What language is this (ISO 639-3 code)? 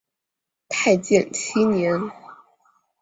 zho